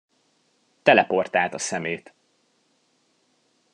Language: Hungarian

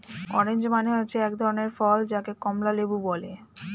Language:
Bangla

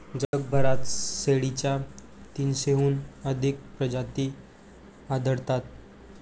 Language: Marathi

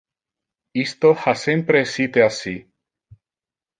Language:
Interlingua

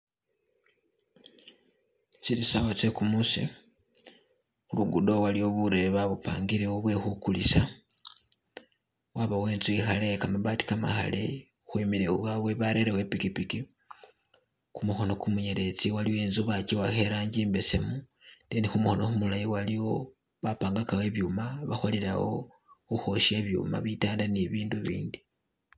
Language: Masaaba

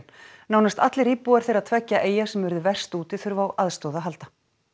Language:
Icelandic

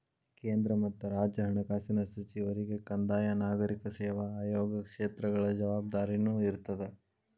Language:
Kannada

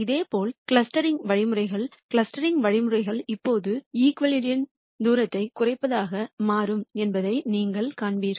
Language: Tamil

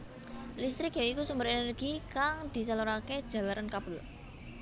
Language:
Javanese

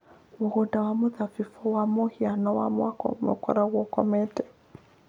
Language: Kikuyu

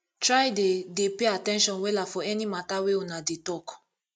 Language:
Nigerian Pidgin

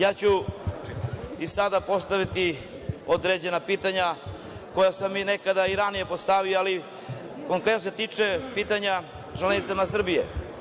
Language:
Serbian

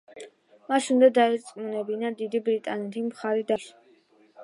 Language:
Georgian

